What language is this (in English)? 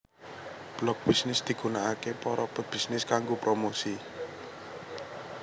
Javanese